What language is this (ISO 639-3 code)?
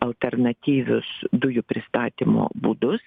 lit